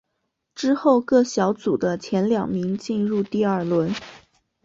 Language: Chinese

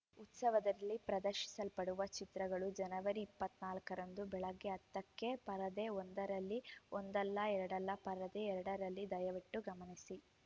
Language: Kannada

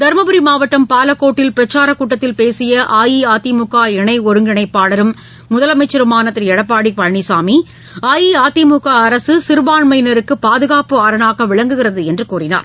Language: Tamil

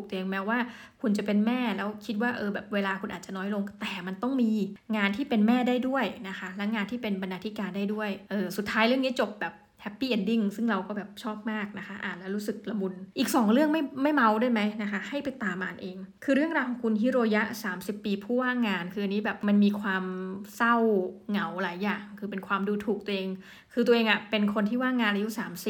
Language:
Thai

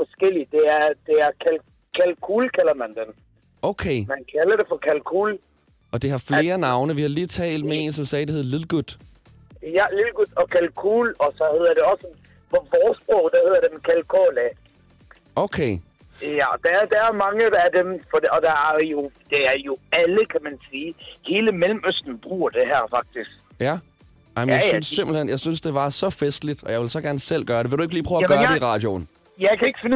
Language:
Danish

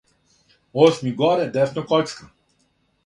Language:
Serbian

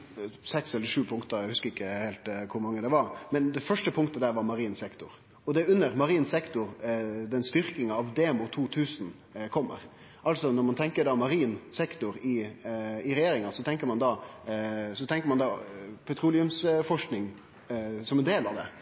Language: Norwegian Nynorsk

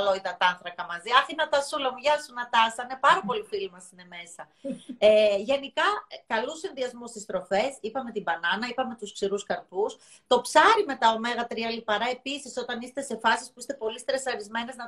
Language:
Greek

